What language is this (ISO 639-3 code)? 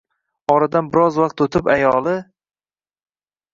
uzb